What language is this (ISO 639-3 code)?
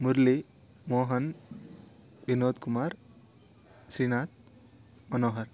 kan